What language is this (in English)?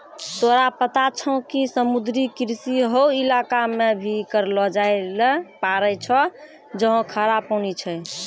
Maithili